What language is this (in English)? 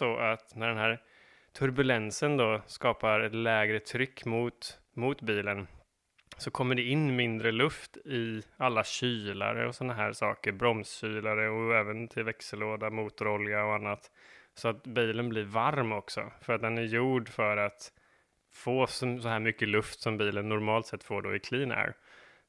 Swedish